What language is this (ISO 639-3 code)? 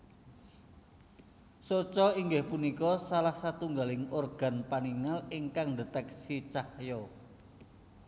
jav